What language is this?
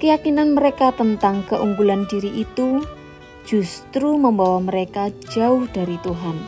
Indonesian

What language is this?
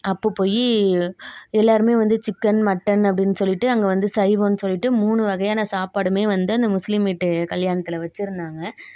Tamil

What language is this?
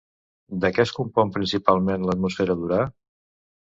Catalan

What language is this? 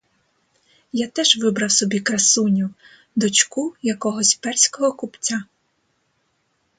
Ukrainian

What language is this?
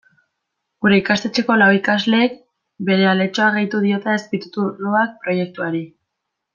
Basque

